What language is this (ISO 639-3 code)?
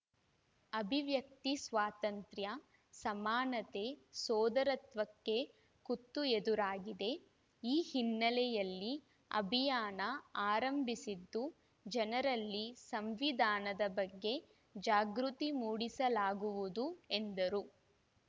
kan